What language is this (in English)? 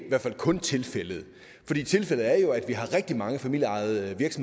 Danish